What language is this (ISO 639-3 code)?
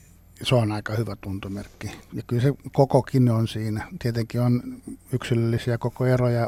fin